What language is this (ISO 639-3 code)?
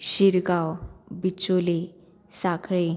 kok